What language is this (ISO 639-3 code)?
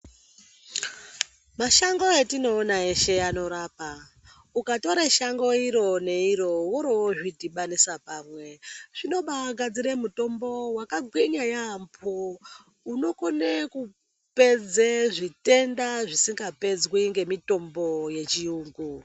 ndc